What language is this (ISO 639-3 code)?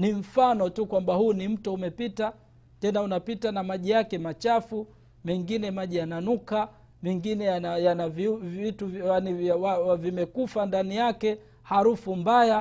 swa